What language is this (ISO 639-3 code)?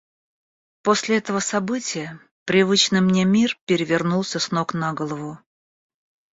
rus